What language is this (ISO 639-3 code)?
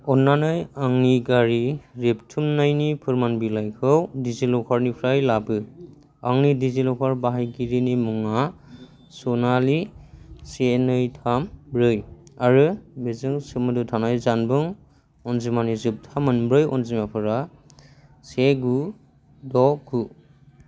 brx